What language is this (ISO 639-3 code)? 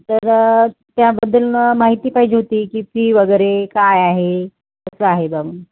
mar